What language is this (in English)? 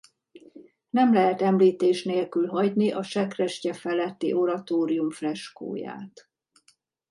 Hungarian